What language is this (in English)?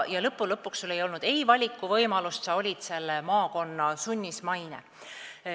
Estonian